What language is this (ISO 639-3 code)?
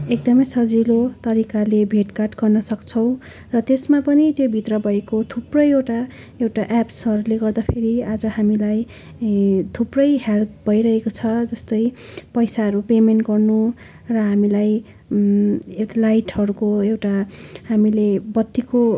nep